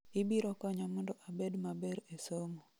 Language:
Luo (Kenya and Tanzania)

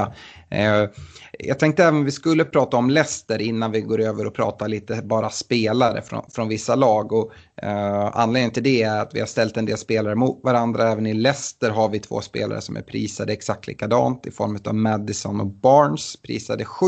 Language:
Swedish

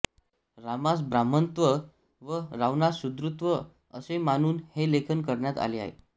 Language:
Marathi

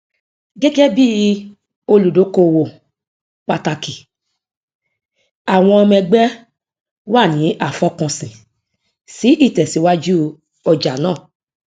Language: Yoruba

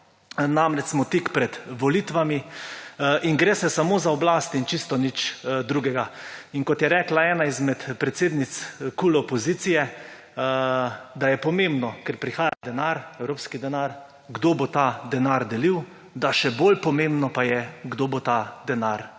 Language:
Slovenian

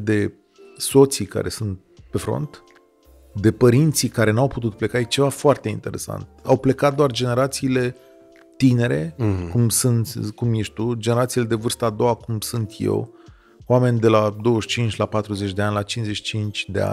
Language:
Romanian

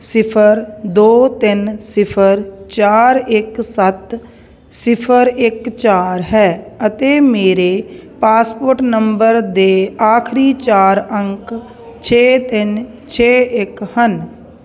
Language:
Punjabi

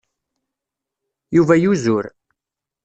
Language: Kabyle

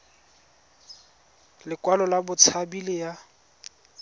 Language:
Tswana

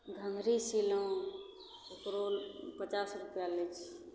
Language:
Maithili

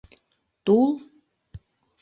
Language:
Mari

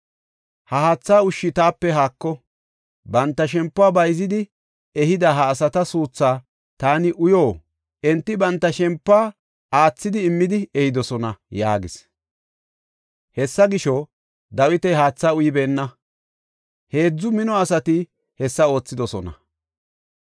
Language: Gofa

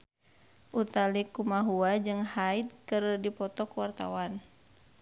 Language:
Sundanese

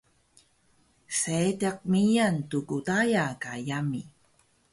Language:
Taroko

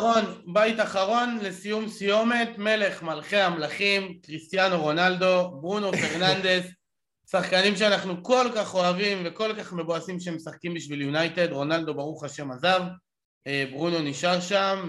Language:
Hebrew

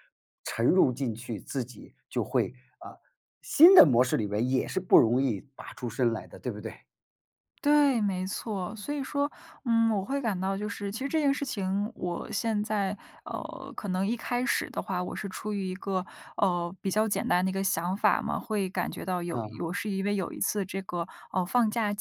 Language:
Chinese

